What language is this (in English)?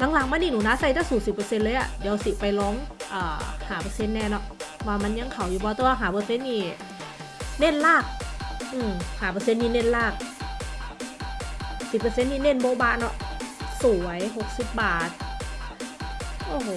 Thai